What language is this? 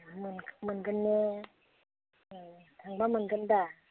Bodo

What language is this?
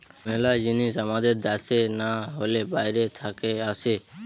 Bangla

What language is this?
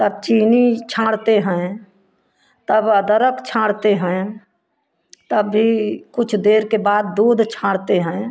Hindi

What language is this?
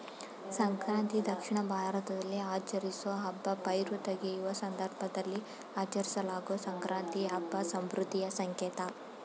Kannada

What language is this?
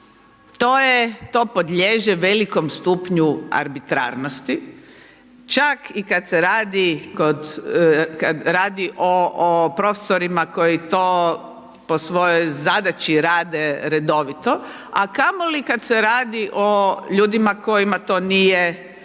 Croatian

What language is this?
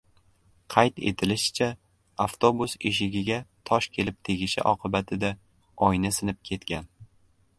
Uzbek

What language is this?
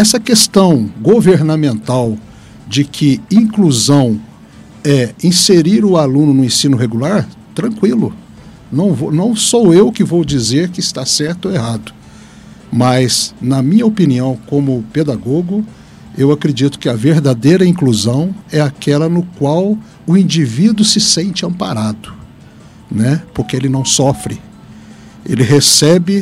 Portuguese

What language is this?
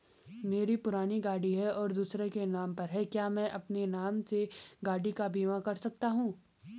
Hindi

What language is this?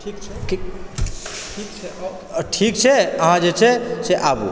Maithili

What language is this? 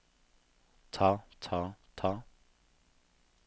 Norwegian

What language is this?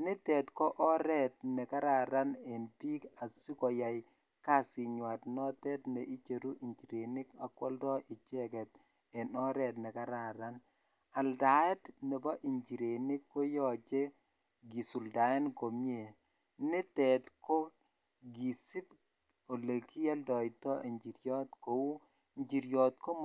Kalenjin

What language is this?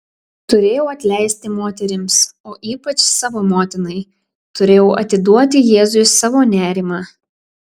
Lithuanian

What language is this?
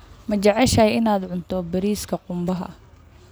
Somali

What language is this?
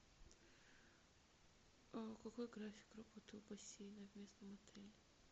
Russian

